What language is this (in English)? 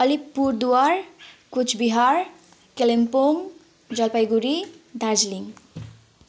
Nepali